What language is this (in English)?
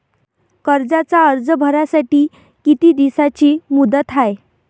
Marathi